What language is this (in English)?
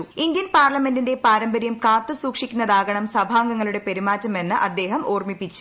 Malayalam